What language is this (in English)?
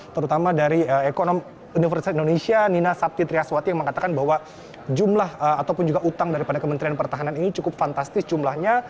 Indonesian